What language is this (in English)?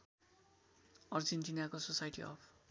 Nepali